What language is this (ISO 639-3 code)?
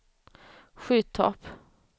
swe